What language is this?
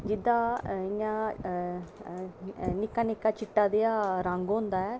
Dogri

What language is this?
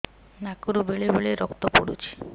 Odia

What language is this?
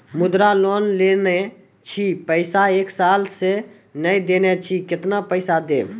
Maithili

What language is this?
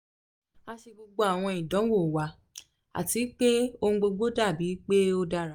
Yoruba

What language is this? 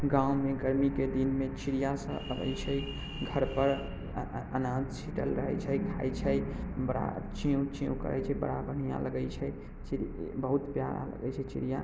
Maithili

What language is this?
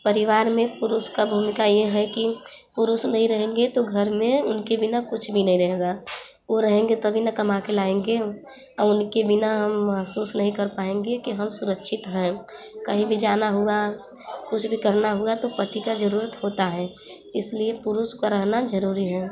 Hindi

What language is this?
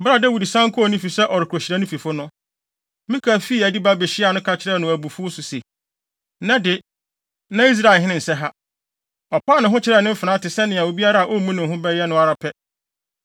Akan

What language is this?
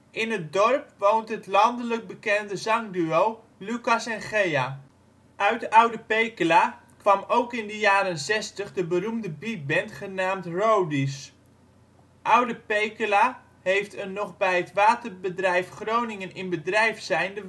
Dutch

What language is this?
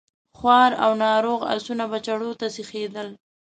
Pashto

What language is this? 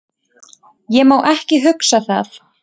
Icelandic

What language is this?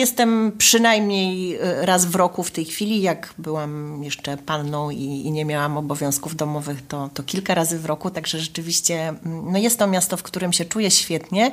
Polish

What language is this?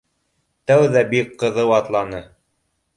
Bashkir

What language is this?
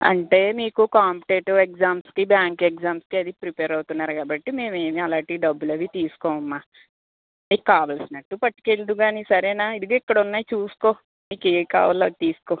Telugu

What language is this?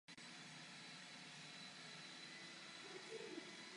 Czech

